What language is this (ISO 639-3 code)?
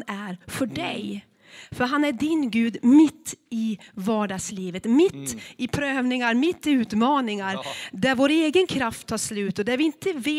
swe